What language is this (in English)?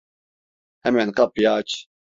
Turkish